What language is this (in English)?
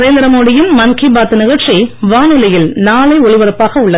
Tamil